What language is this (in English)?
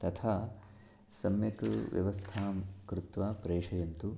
Sanskrit